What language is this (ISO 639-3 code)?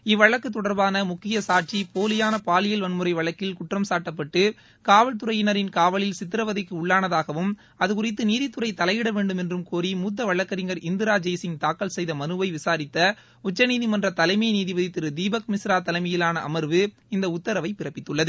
tam